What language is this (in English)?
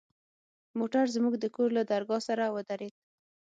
Pashto